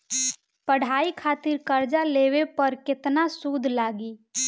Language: Bhojpuri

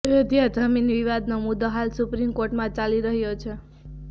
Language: Gujarati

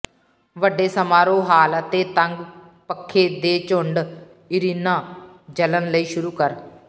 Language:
Punjabi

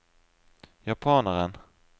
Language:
Norwegian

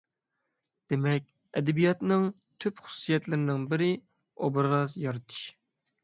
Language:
Uyghur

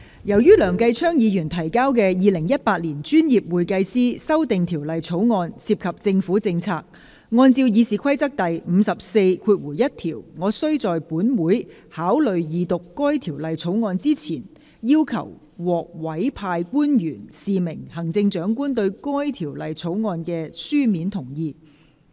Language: Cantonese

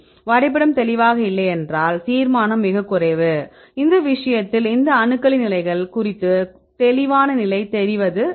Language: Tamil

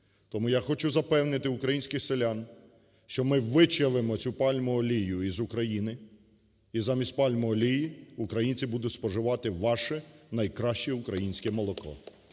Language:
Ukrainian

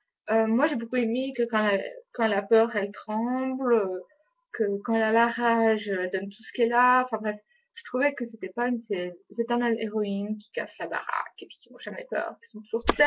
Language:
French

